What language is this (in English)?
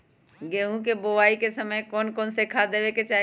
Magahi